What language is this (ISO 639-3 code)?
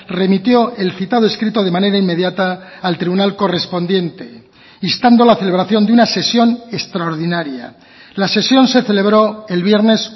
spa